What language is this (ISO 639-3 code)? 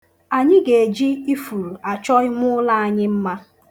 ibo